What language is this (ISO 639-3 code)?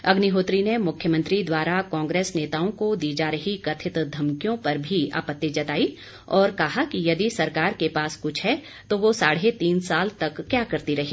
hin